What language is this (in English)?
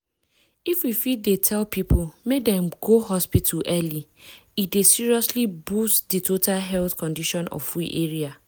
Nigerian Pidgin